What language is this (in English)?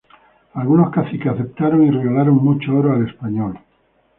Spanish